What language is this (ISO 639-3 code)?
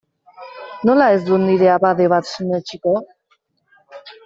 eus